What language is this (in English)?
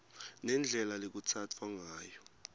Swati